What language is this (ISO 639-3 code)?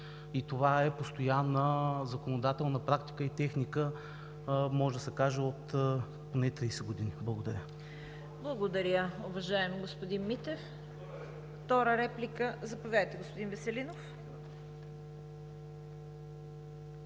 bul